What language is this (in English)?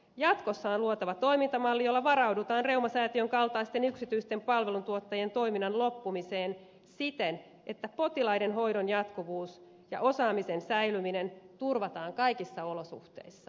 Finnish